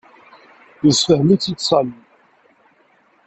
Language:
Kabyle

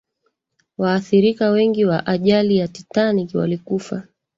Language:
Swahili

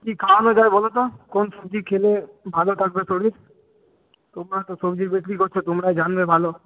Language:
Bangla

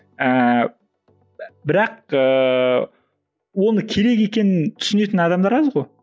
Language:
Kazakh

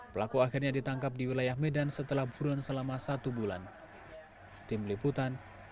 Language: Indonesian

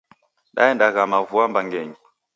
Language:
Taita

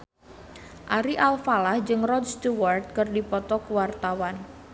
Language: Sundanese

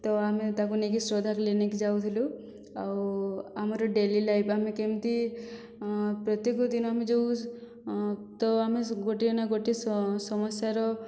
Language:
Odia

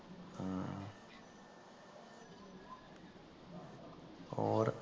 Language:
Punjabi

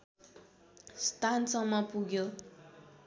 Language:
Nepali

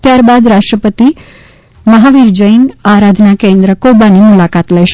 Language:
Gujarati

